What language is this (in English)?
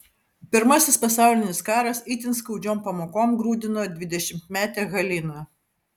Lithuanian